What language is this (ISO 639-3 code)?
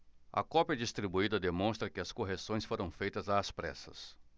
por